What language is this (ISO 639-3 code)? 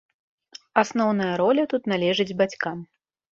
bel